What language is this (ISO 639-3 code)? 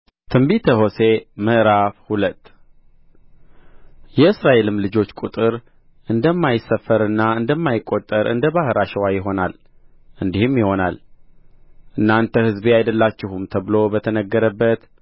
amh